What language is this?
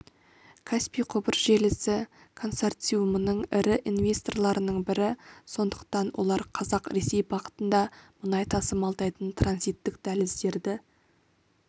Kazakh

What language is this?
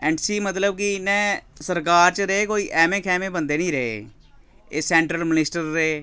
Dogri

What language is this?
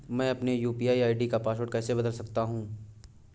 Hindi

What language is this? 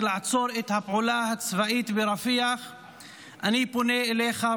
Hebrew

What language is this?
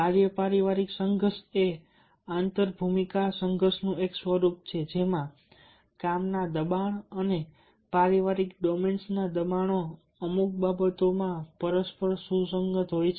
Gujarati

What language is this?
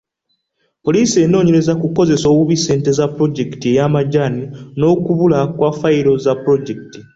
Ganda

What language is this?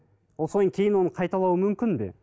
Kazakh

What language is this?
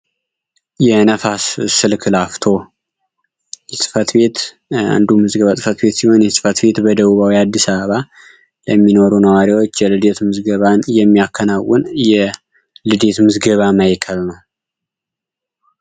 Amharic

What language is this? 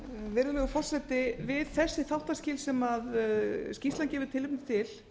Icelandic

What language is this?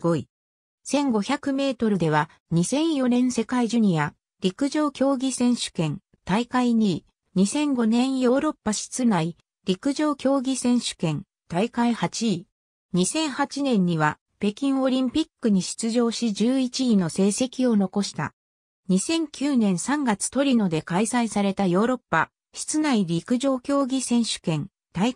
Japanese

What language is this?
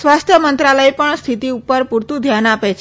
Gujarati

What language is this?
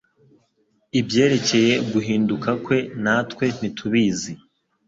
Kinyarwanda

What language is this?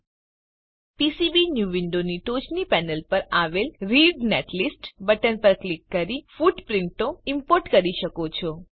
Gujarati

